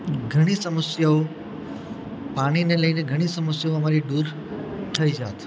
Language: Gujarati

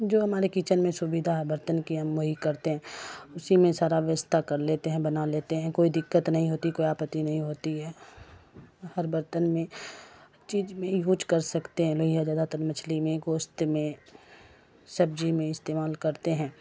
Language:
Urdu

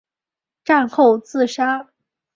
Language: Chinese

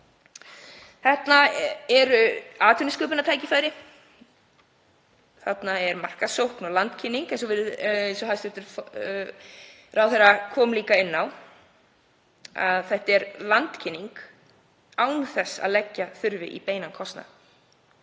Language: Icelandic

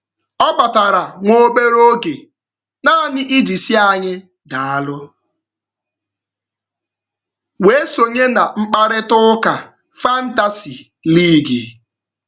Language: Igbo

